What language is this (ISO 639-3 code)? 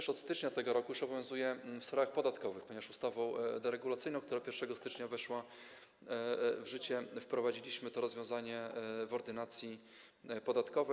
pol